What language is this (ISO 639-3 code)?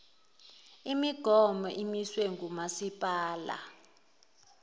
zul